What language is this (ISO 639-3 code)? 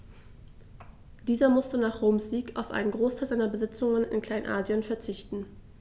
deu